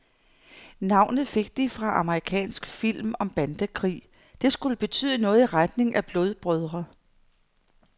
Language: Danish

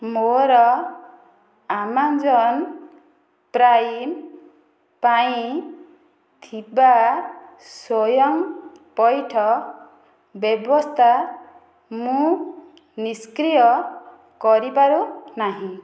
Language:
Odia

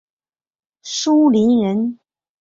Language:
Chinese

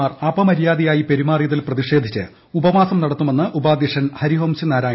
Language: Malayalam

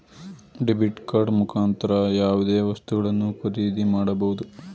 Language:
Kannada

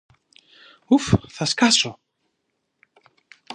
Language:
Greek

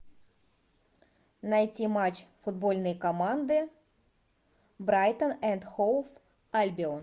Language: Russian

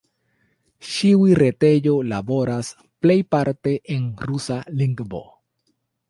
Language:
Esperanto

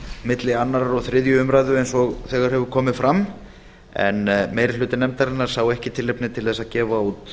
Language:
Icelandic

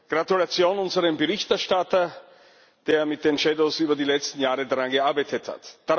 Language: German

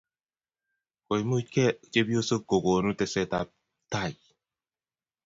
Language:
Kalenjin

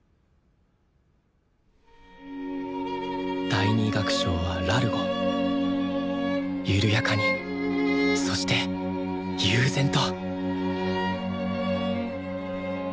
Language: Japanese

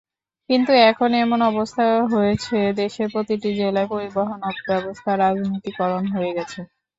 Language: Bangla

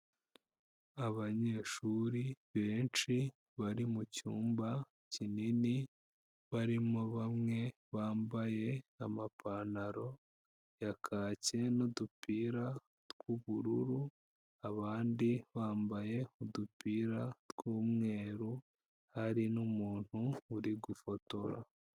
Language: Kinyarwanda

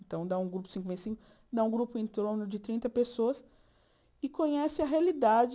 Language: Portuguese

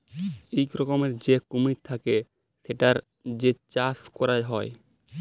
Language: Bangla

